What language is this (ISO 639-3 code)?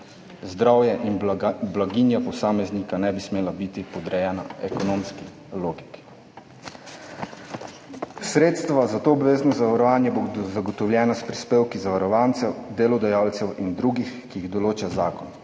slv